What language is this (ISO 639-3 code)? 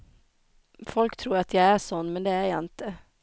swe